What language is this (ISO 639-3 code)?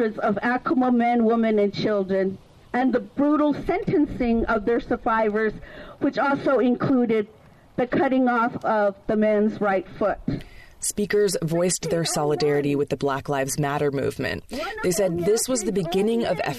eng